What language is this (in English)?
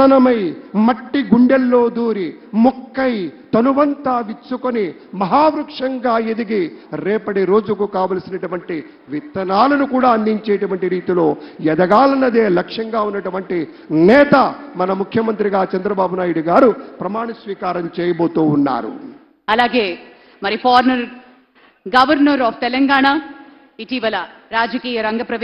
Telugu